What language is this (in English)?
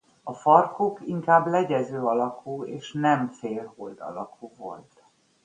Hungarian